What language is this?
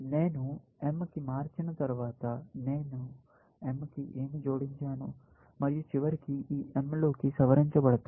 Telugu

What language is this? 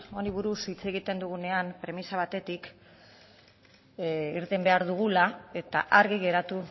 Basque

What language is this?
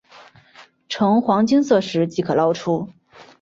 Chinese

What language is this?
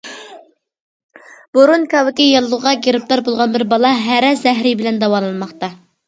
Uyghur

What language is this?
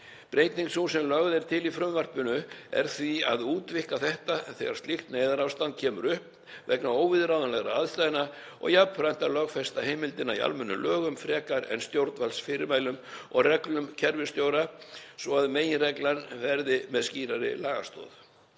Icelandic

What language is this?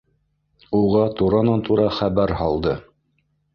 Bashkir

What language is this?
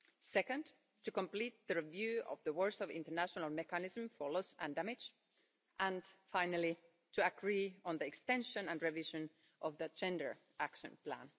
English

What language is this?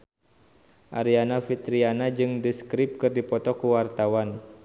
Sundanese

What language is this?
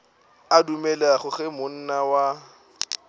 Northern Sotho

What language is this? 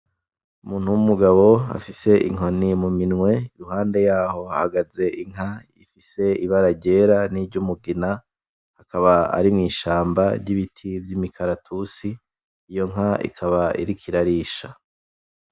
Rundi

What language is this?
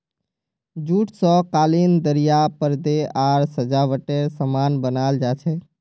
Magahi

